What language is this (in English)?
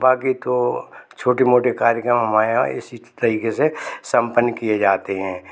Hindi